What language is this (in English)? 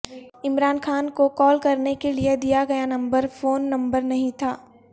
Urdu